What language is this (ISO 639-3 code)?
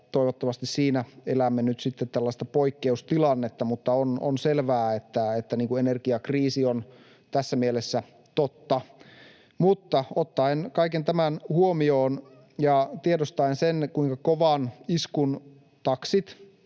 fin